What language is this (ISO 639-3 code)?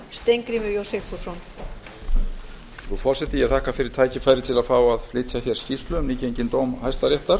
isl